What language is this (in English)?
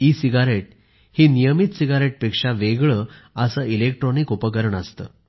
Marathi